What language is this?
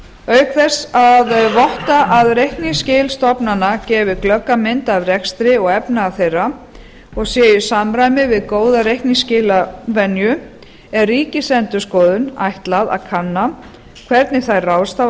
Icelandic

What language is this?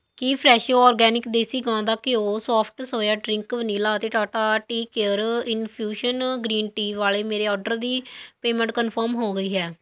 Punjabi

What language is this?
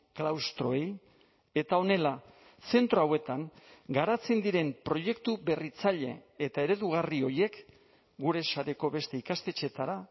Basque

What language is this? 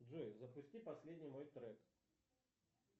Russian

